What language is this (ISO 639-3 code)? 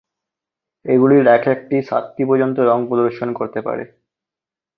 ben